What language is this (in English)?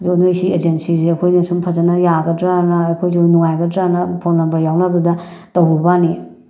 Manipuri